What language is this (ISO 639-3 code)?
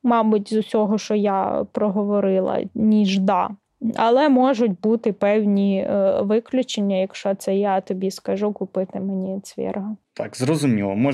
ukr